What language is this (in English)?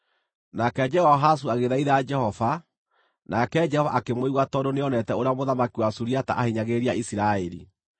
Kikuyu